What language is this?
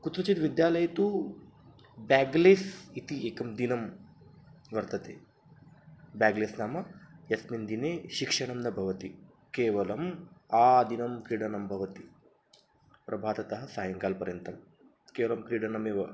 Sanskrit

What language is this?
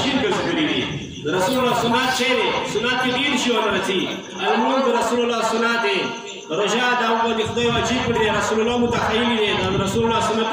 Romanian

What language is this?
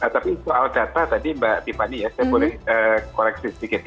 Indonesian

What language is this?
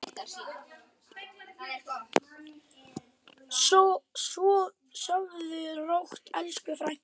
Icelandic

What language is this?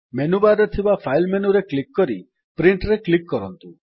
Odia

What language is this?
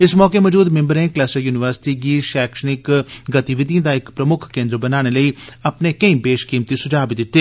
Dogri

